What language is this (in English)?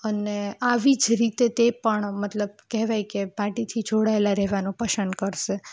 Gujarati